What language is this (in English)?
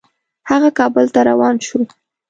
Pashto